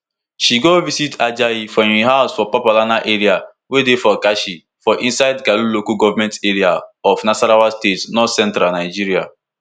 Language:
Nigerian Pidgin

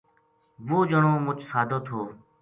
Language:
Gujari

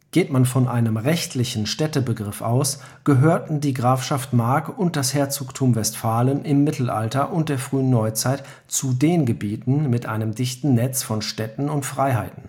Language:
German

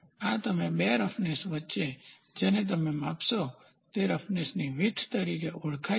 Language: Gujarati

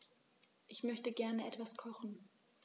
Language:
German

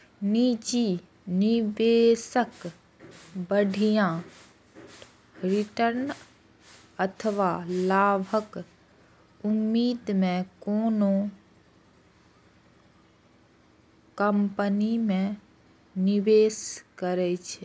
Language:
Maithili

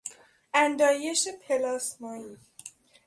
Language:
Persian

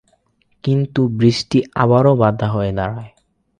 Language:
Bangla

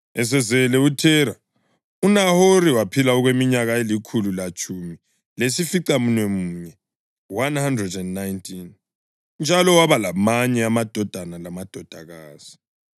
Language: North Ndebele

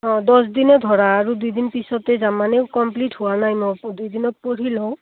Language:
Assamese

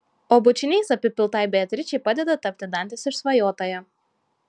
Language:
Lithuanian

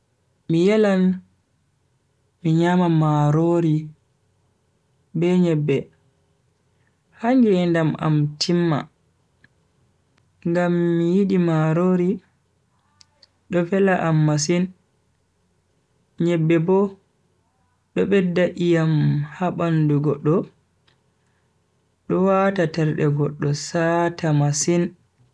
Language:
Bagirmi Fulfulde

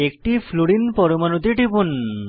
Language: Bangla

